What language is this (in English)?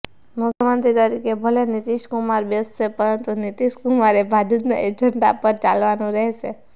Gujarati